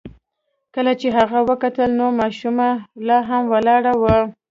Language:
Pashto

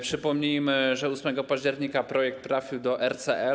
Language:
Polish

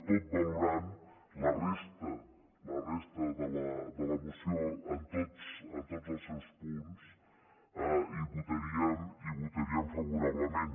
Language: Catalan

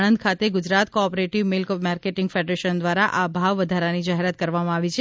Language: Gujarati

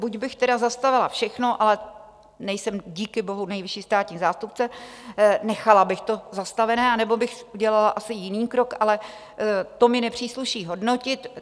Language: Czech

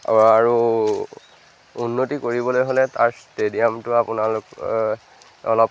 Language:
Assamese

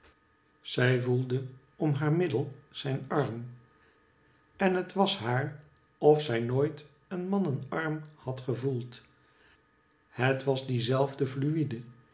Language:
Dutch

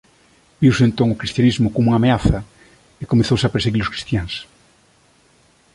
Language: Galician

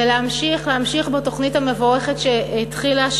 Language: Hebrew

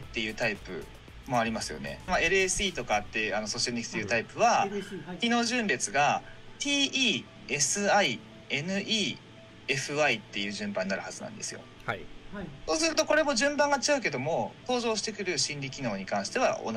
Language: Japanese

